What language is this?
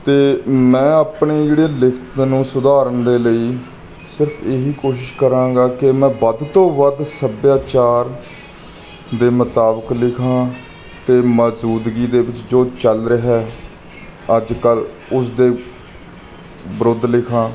Punjabi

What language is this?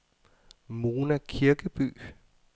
Danish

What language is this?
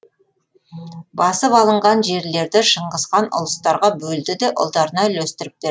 Kazakh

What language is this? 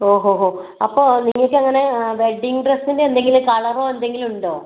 Malayalam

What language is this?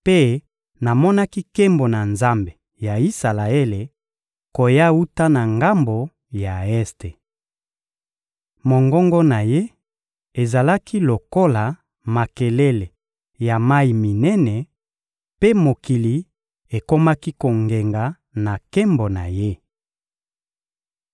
Lingala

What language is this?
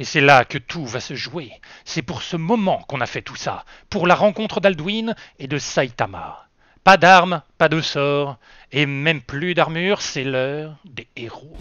French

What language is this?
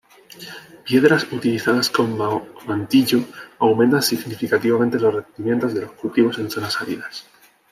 Spanish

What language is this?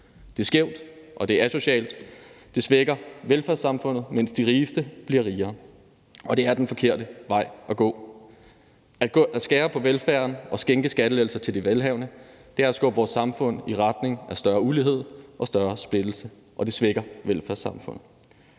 Danish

